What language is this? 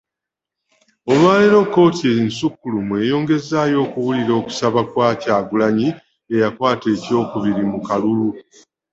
Ganda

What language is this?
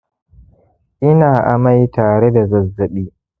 Hausa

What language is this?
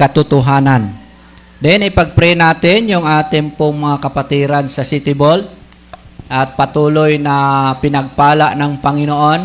Filipino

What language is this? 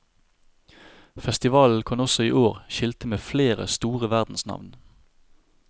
Norwegian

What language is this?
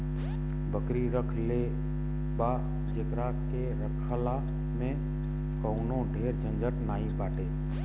Bhojpuri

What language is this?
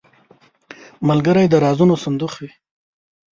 Pashto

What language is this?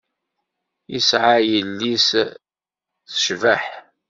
Kabyle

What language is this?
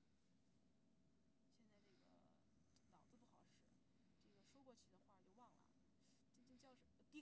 Chinese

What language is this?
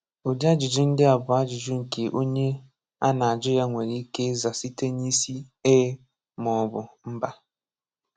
Igbo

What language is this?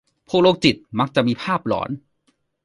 Thai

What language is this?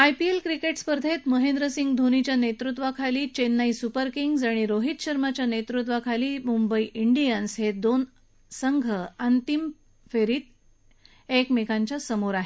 Marathi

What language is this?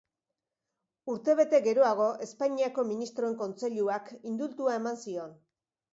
Basque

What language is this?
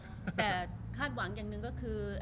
Thai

